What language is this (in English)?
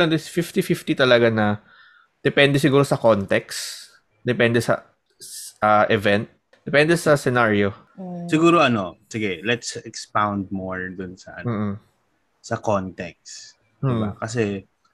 Filipino